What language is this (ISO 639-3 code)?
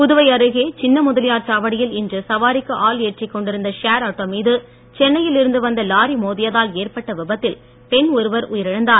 tam